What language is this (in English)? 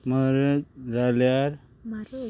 Konkani